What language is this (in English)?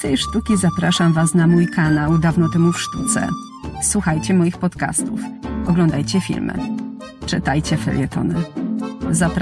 Polish